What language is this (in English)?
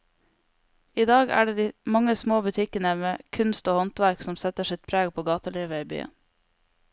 Norwegian